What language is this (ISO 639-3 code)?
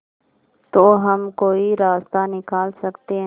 hin